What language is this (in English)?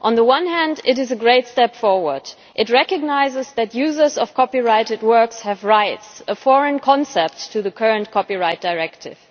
English